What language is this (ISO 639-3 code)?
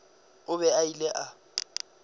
nso